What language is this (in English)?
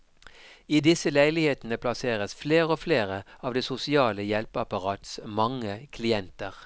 Norwegian